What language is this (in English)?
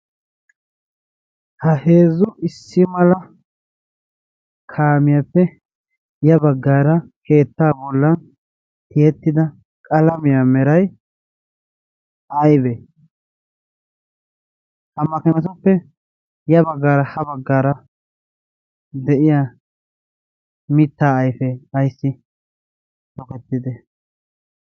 Wolaytta